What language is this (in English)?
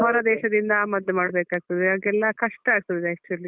Kannada